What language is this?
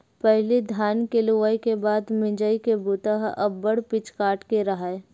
Chhattisgarhi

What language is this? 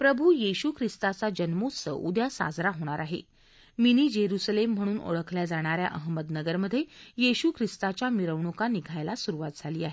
Marathi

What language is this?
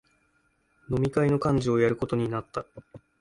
Japanese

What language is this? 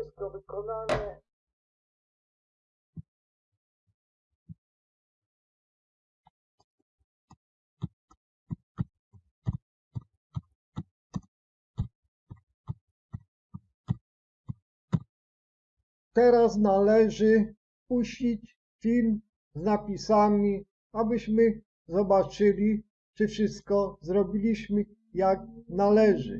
Polish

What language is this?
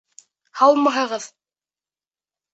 Bashkir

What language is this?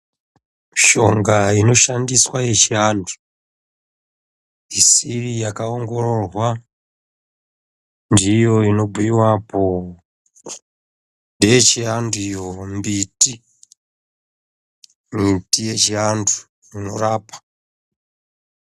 Ndau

